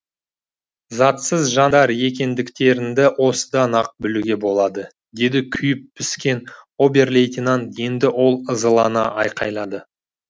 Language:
Kazakh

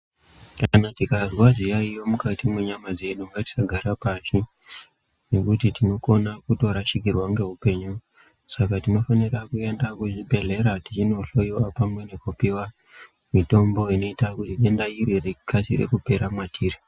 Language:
Ndau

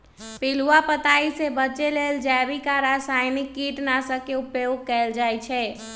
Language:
Magahi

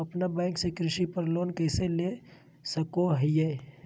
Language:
Magahi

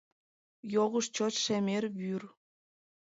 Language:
Mari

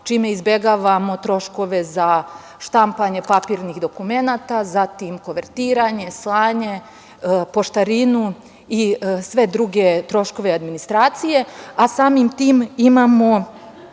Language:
Serbian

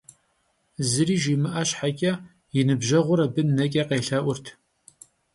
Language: Kabardian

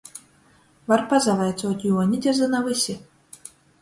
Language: Latgalian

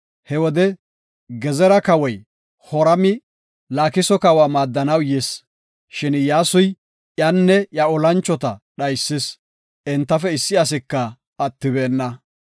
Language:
Gofa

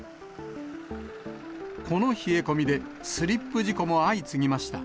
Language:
Japanese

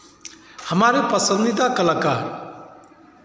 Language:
Hindi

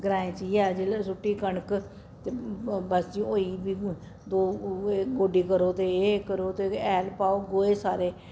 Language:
Dogri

